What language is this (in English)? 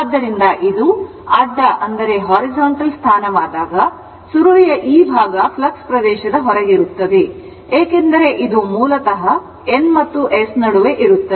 Kannada